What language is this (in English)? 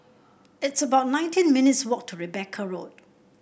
English